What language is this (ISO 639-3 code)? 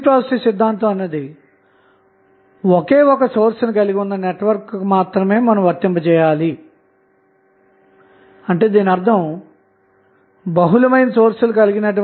tel